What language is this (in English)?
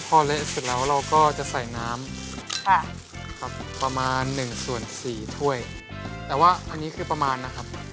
Thai